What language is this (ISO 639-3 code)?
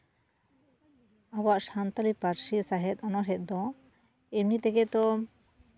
sat